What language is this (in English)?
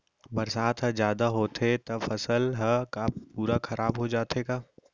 Chhattisgarhi